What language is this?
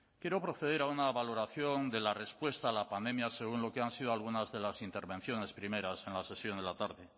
Spanish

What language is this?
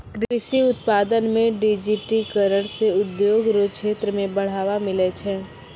Maithili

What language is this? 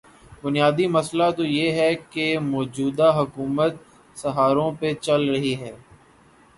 Urdu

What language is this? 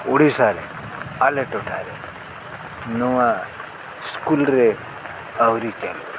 Santali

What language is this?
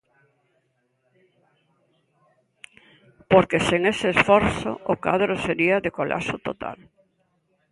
Galician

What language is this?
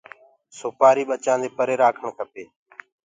Gurgula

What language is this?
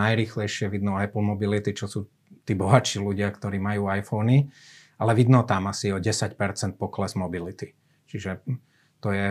Slovak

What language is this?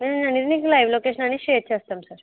Telugu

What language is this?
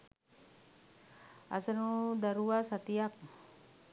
Sinhala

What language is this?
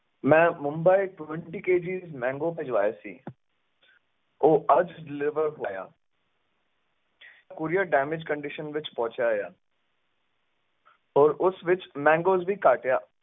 Punjabi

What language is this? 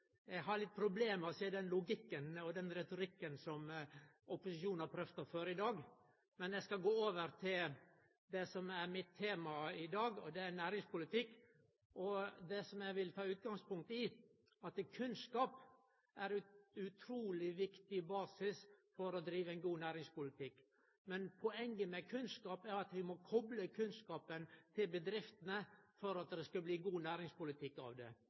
Norwegian Nynorsk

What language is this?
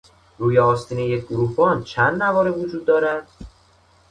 Persian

